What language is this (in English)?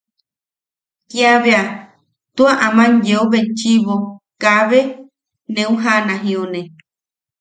Yaqui